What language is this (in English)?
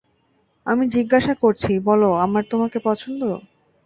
Bangla